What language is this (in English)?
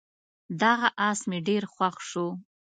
Pashto